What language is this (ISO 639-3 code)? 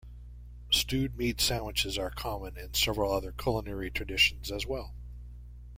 eng